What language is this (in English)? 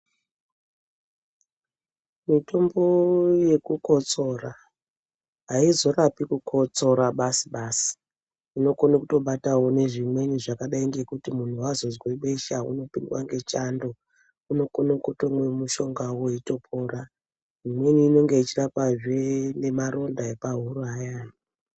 Ndau